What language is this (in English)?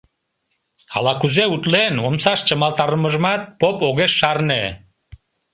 Mari